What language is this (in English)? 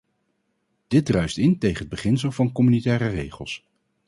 Dutch